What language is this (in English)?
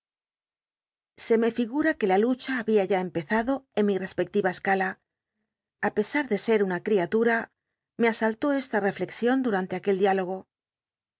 Spanish